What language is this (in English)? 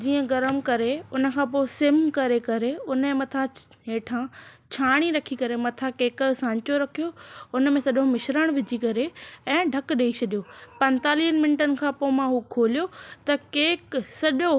Sindhi